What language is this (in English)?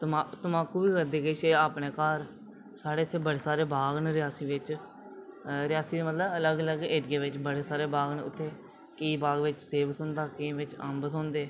Dogri